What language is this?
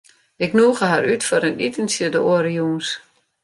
Western Frisian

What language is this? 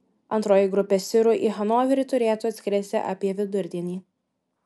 Lithuanian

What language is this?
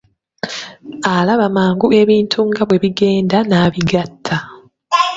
Ganda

